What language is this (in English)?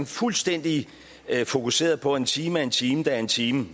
Danish